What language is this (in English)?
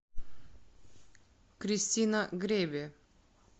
Russian